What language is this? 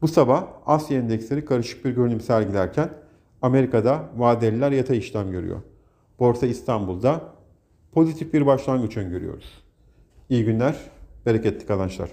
Turkish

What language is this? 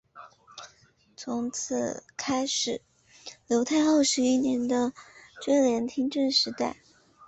Chinese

